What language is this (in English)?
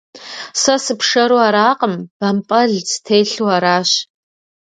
Kabardian